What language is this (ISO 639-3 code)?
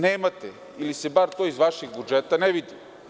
srp